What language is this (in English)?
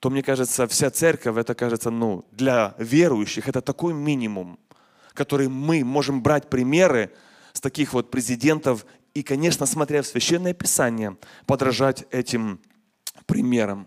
Russian